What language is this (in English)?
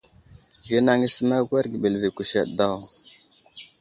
Wuzlam